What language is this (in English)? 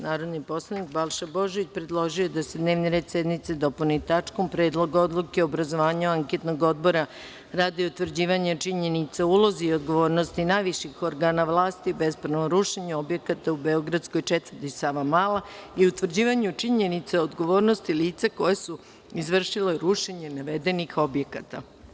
Serbian